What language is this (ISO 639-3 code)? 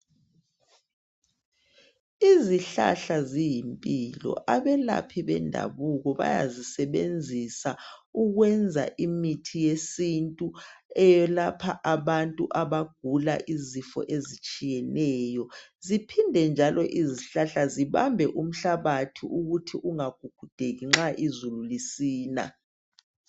nde